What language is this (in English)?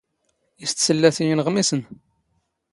Standard Moroccan Tamazight